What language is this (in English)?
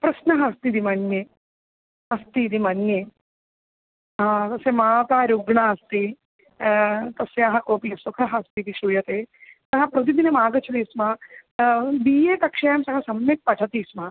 Sanskrit